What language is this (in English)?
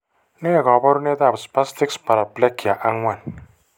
Kalenjin